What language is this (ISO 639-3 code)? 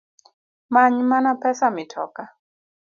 luo